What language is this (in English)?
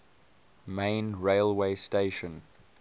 English